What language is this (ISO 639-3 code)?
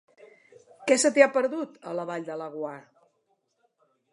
cat